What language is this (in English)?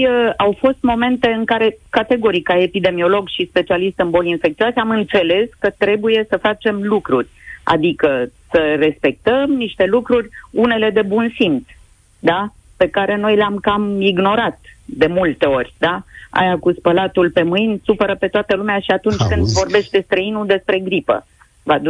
Romanian